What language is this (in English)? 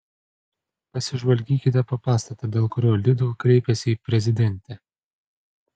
Lithuanian